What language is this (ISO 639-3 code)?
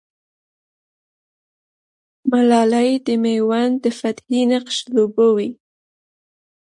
pus